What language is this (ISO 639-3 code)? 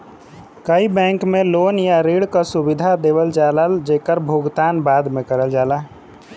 bho